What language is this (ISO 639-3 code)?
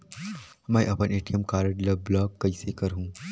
hne